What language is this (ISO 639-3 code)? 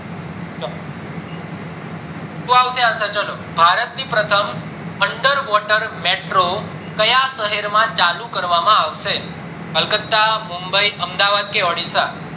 guj